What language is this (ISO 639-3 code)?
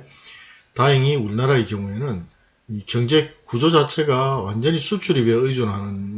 kor